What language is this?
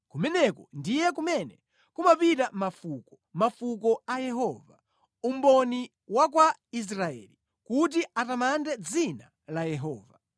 Nyanja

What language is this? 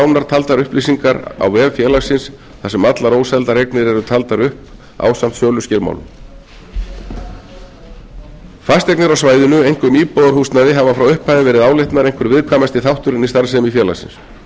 Icelandic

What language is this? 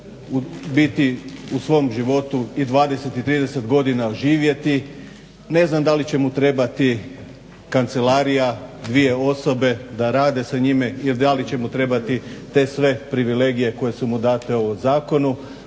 Croatian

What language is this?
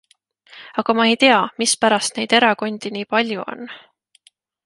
Estonian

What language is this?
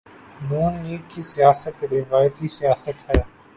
Urdu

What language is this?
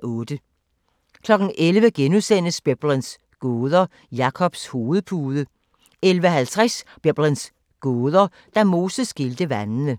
Danish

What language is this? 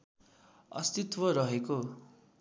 Nepali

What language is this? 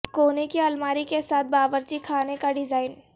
Urdu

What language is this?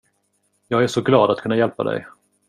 Swedish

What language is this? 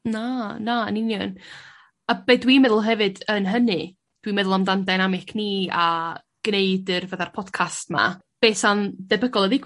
Welsh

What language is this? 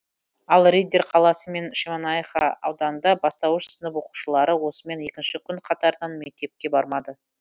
Kazakh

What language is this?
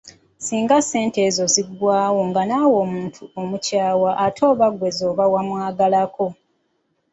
Ganda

